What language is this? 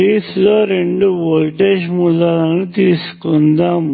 Telugu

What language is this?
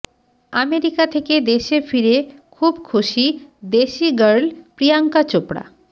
Bangla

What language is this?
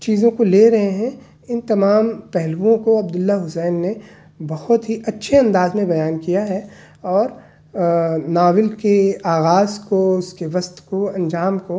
Urdu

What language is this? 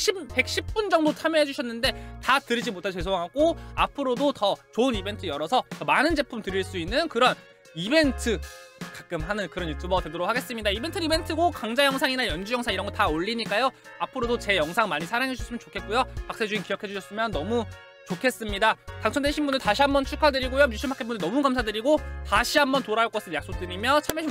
Korean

